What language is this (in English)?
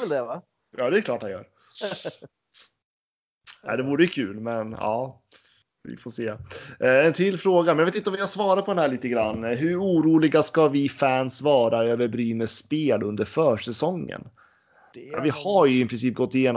Swedish